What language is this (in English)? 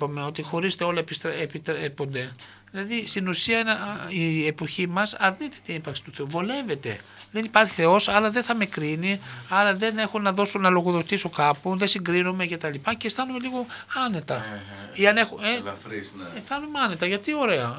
Greek